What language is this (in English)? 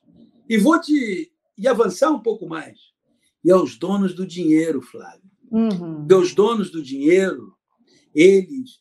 Portuguese